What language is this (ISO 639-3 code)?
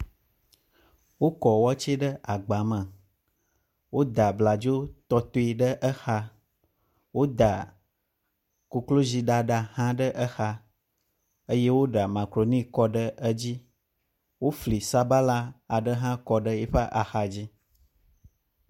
ewe